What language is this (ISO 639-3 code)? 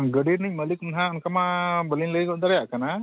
sat